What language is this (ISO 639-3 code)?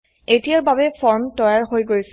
asm